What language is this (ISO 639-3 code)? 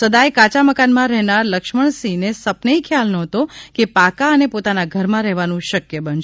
guj